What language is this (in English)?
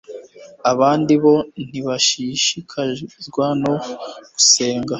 Kinyarwanda